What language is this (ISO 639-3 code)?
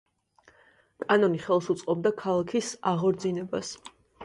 kat